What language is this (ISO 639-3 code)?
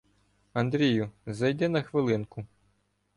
ukr